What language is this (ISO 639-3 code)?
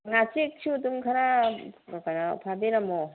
mni